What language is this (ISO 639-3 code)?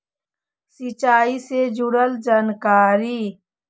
mag